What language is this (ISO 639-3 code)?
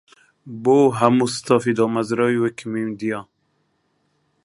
ckb